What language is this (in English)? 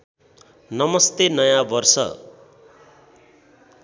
Nepali